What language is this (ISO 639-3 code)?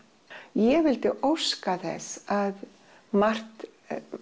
isl